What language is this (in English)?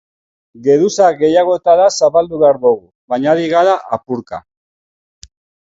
Basque